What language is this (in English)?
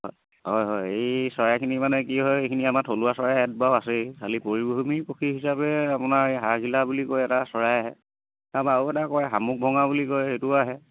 Assamese